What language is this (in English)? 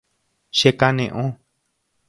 Guarani